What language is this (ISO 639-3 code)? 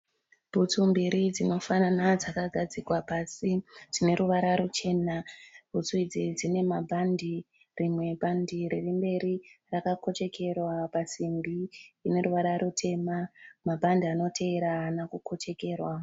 sna